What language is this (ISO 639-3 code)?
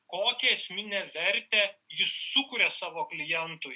lit